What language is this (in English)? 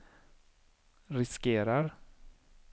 Swedish